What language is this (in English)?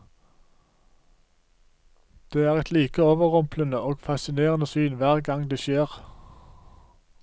Norwegian